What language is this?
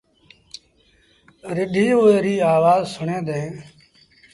Sindhi Bhil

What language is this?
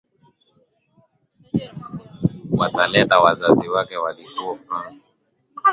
Swahili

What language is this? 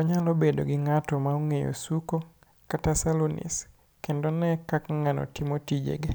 Luo (Kenya and Tanzania)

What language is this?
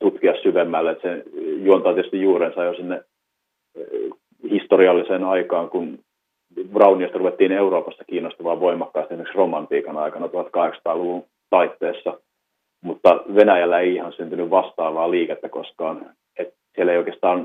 Finnish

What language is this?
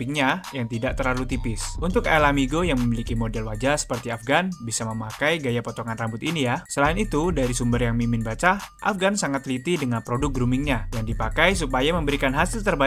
Indonesian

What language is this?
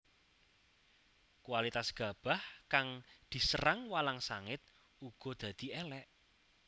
Javanese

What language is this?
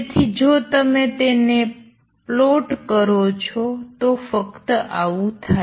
Gujarati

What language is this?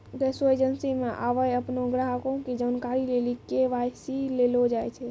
Maithili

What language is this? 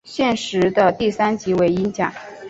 Chinese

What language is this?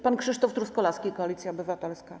Polish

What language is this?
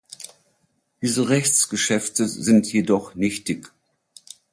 German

